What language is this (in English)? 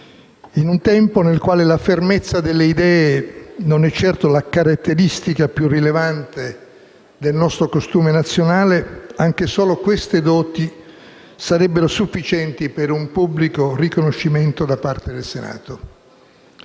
Italian